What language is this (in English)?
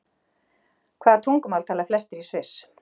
Icelandic